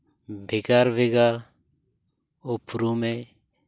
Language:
Santali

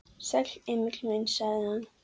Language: Icelandic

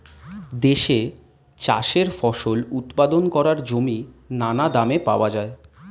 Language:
Bangla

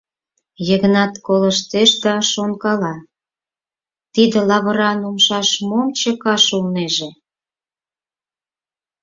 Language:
Mari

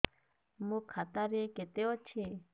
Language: Odia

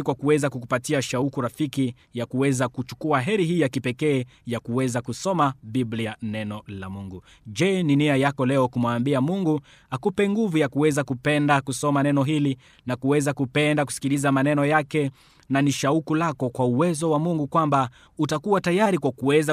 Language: Swahili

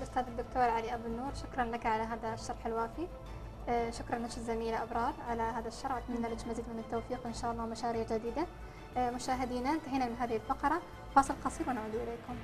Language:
Arabic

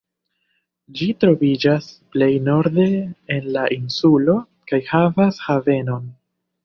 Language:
Esperanto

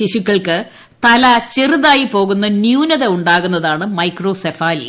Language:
Malayalam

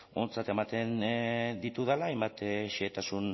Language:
Basque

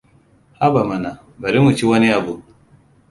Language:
Hausa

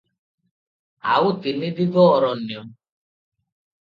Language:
Odia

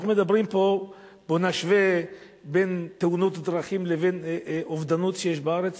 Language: Hebrew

